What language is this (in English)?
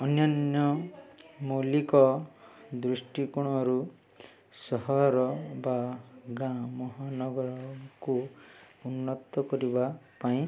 Odia